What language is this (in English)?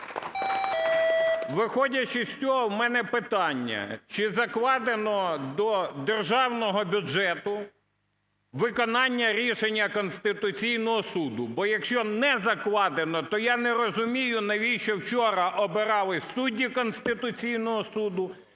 Ukrainian